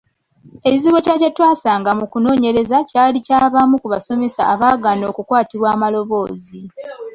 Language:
Ganda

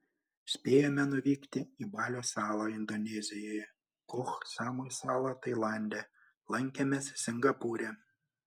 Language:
Lithuanian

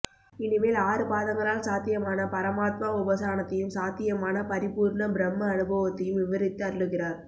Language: Tamil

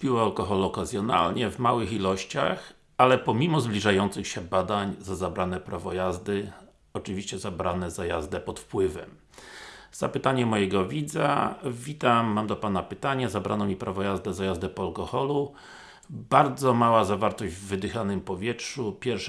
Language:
Polish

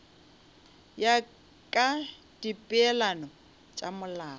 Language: Northern Sotho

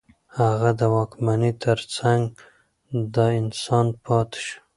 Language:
Pashto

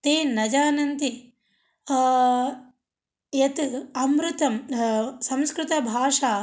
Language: Sanskrit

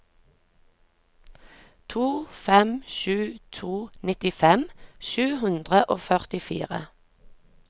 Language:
Norwegian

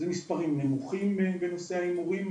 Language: Hebrew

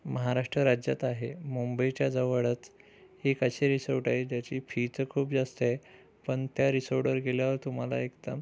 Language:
Marathi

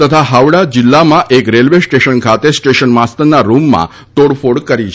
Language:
Gujarati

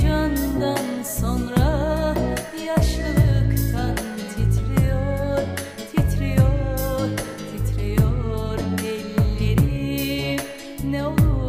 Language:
Turkish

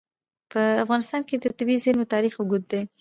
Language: Pashto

